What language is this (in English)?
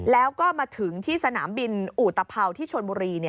Thai